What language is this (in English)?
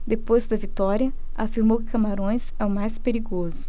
Portuguese